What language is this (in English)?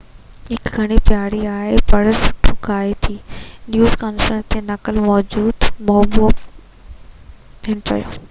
Sindhi